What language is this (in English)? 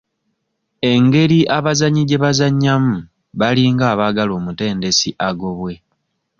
Ganda